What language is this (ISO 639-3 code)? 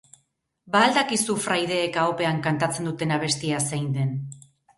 eus